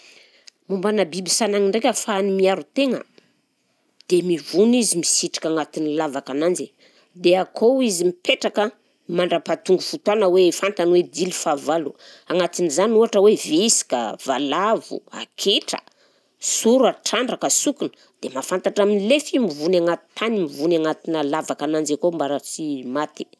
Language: Southern Betsimisaraka Malagasy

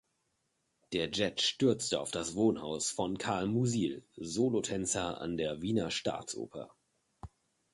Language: German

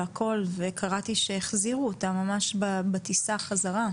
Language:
Hebrew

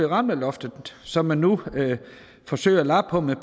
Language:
Danish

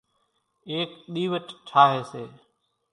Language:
Kachi Koli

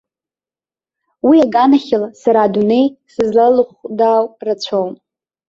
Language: Abkhazian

